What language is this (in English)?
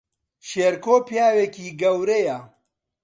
Central Kurdish